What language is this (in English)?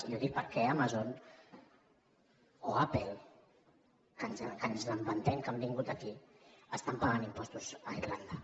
Catalan